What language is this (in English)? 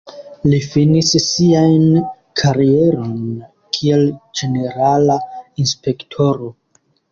Esperanto